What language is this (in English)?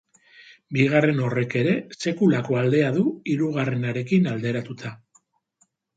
Basque